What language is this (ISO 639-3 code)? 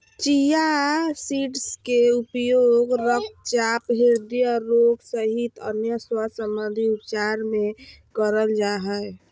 mag